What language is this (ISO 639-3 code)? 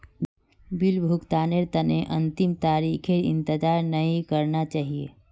mag